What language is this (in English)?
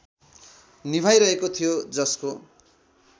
Nepali